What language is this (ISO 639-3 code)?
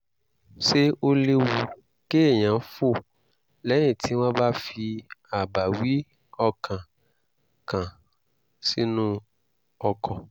yor